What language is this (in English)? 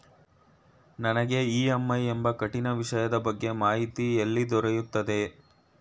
Kannada